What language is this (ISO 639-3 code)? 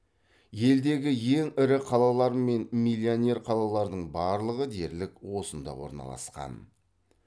kaz